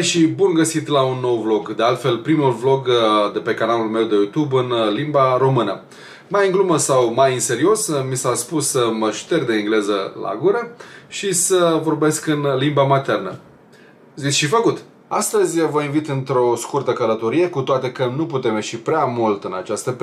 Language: Romanian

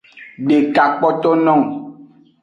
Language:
Aja (Benin)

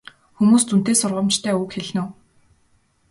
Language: Mongolian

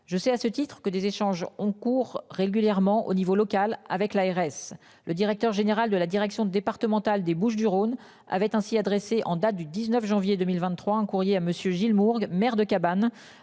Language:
French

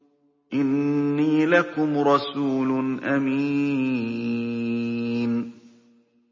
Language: Arabic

